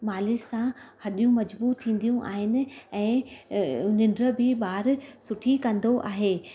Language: Sindhi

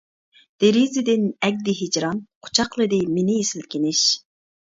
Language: Uyghur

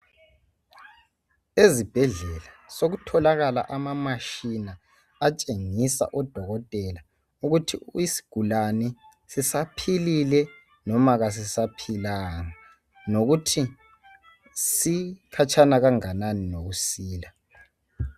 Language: North Ndebele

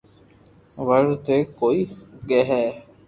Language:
Loarki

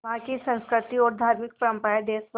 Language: Hindi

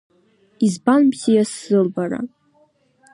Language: Abkhazian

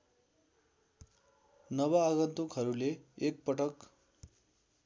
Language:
Nepali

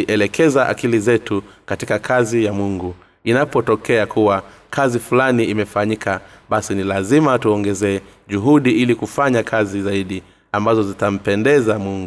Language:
Swahili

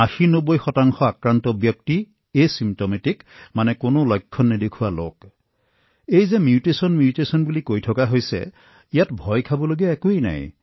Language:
Assamese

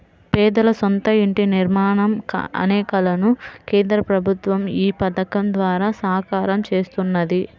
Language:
Telugu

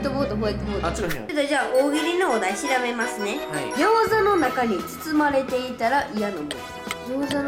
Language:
Japanese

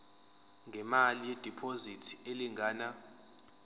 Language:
Zulu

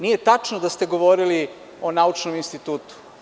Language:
Serbian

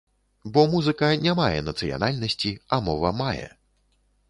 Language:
Belarusian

